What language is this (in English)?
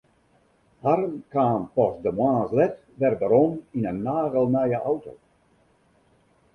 Western Frisian